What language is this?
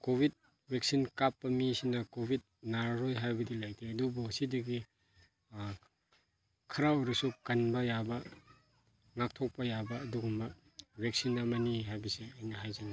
Manipuri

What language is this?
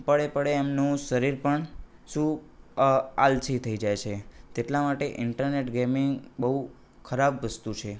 Gujarati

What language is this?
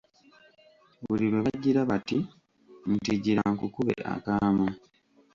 Ganda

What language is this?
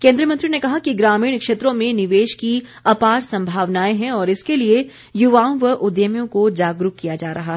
Hindi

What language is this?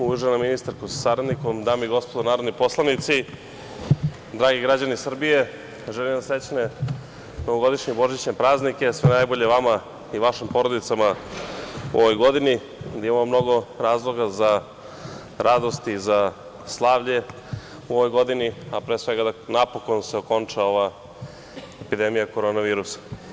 Serbian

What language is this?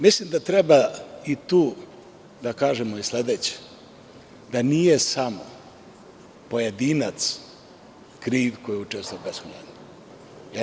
Serbian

